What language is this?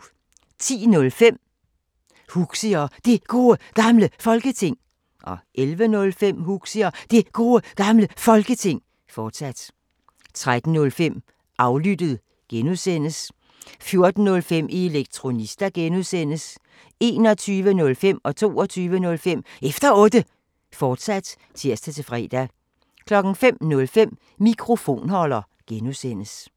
Danish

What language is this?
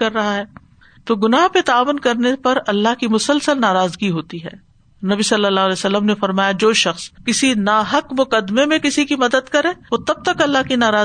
Urdu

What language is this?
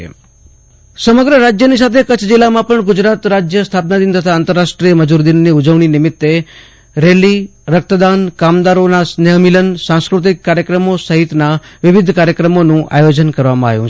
Gujarati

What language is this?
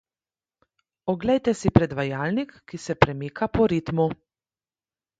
Slovenian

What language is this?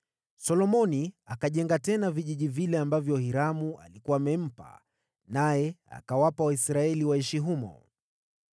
Swahili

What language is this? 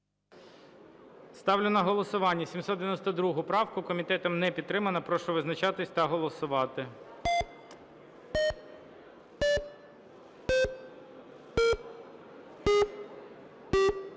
Ukrainian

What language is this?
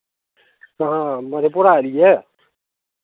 Maithili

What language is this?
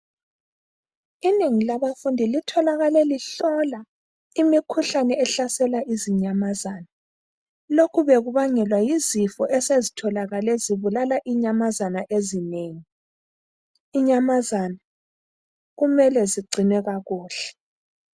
North Ndebele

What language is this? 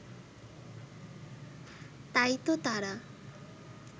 Bangla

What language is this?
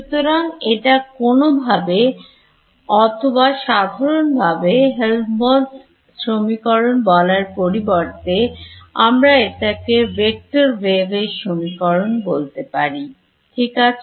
Bangla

